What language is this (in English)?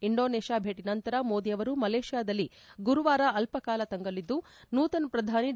Kannada